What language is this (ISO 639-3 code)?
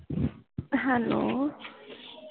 pan